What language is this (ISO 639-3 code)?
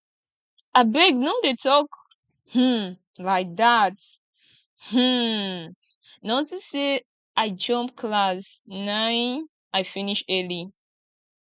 pcm